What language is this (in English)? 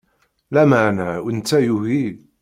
Kabyle